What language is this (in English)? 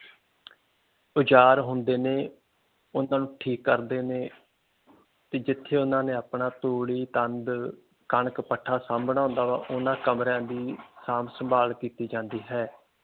Punjabi